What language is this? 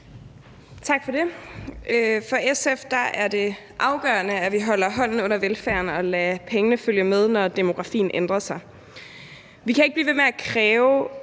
Danish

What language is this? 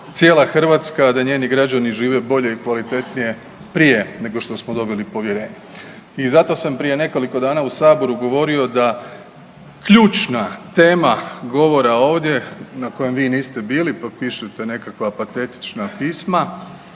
Croatian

